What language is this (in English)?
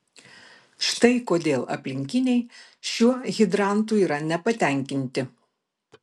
Lithuanian